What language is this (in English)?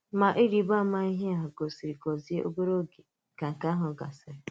Igbo